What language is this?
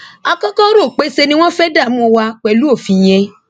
Yoruba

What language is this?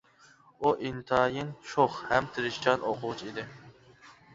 Uyghur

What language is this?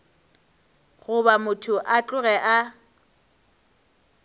Northern Sotho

